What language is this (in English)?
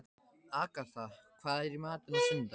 Icelandic